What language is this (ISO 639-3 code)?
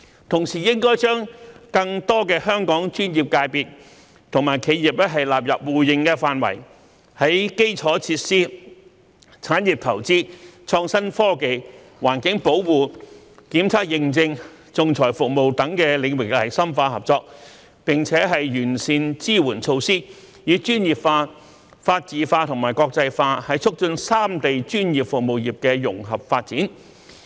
yue